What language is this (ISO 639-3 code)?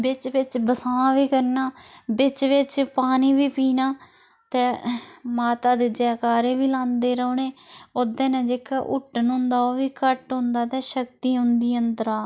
doi